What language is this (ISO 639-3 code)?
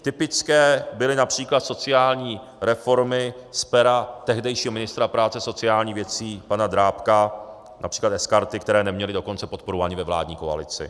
ces